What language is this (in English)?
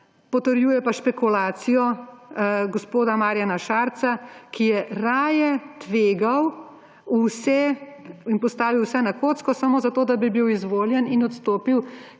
Slovenian